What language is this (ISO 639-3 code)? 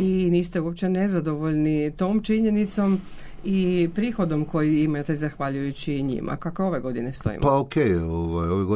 hrv